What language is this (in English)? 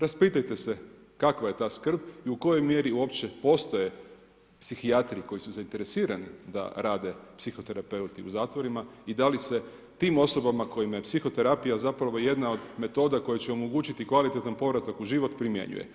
Croatian